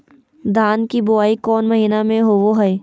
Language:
Magahi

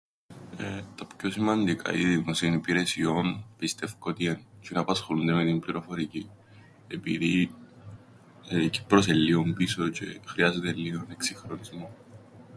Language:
Greek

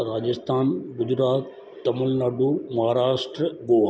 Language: Sindhi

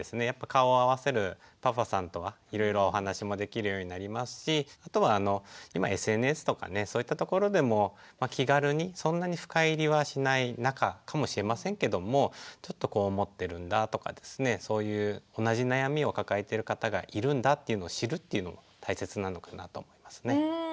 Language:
Japanese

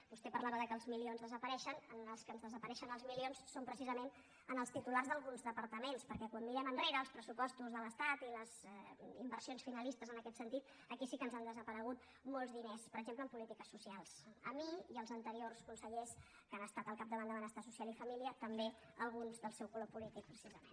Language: Catalan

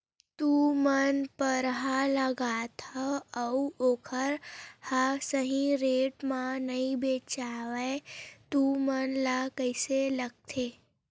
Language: Chhattisgarhi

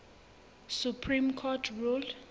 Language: Southern Sotho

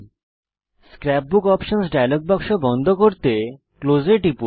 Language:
Bangla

